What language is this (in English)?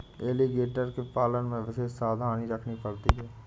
Hindi